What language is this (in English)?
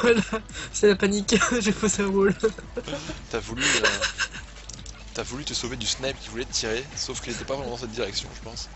French